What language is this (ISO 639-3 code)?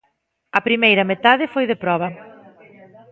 glg